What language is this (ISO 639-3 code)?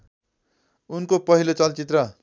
nep